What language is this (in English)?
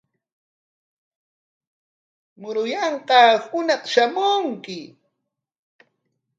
Corongo Ancash Quechua